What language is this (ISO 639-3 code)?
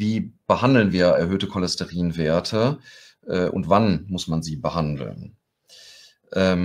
deu